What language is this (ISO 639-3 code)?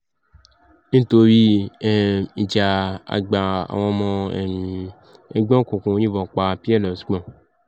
yor